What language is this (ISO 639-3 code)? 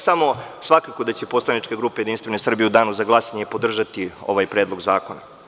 srp